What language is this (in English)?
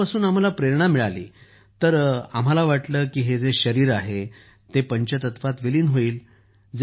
Marathi